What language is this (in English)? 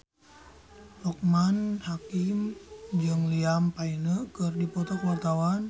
Sundanese